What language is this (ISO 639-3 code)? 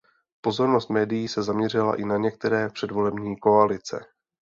ces